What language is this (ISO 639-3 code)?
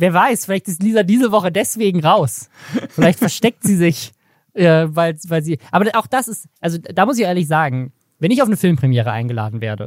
deu